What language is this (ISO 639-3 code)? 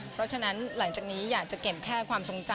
tha